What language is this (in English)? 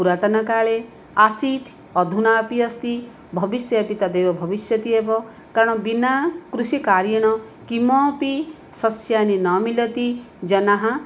Sanskrit